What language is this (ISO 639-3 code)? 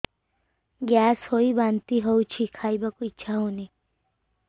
ori